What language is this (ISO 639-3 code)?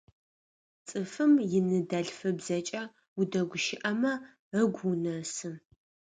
ady